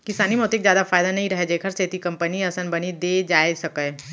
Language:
Chhattisgarhi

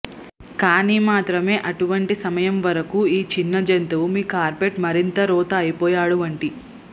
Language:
Telugu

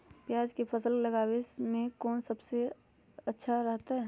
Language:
Magahi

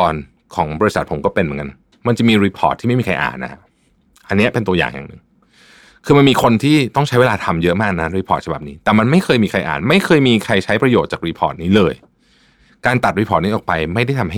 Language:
Thai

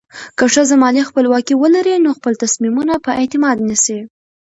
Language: Pashto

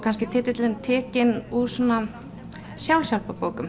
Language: Icelandic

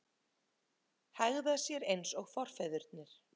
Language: Icelandic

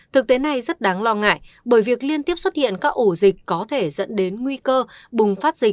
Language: Vietnamese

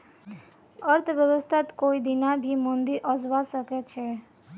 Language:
Magahi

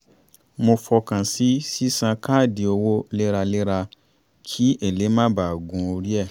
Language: Yoruba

